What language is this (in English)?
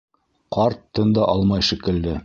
Bashkir